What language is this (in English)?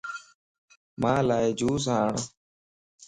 Lasi